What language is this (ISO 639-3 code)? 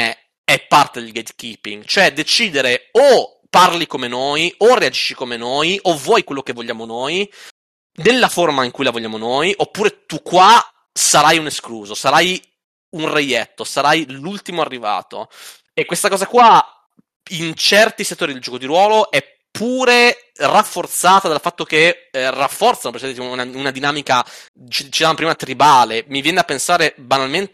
ita